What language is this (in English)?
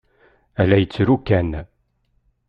Kabyle